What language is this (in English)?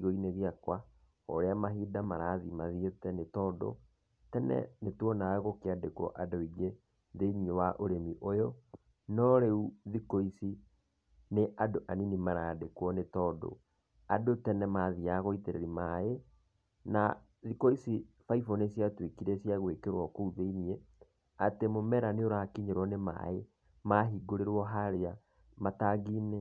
Kikuyu